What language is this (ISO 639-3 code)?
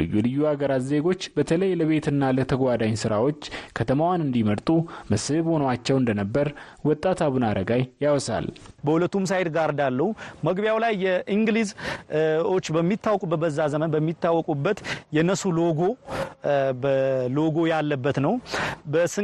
amh